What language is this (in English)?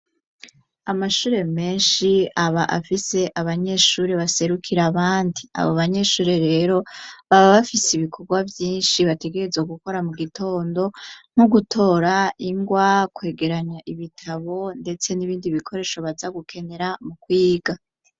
Rundi